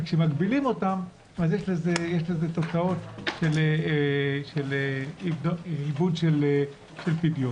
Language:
Hebrew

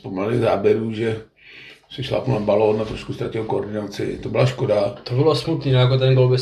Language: Czech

